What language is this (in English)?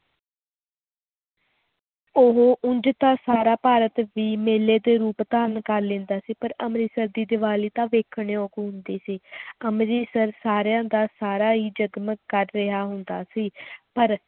Punjabi